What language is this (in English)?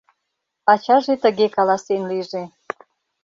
Mari